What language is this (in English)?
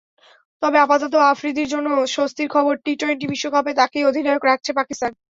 Bangla